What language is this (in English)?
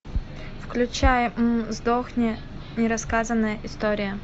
Russian